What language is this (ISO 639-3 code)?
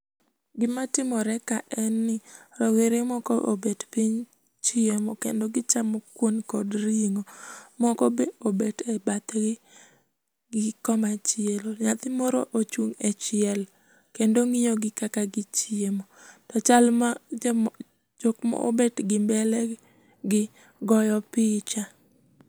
luo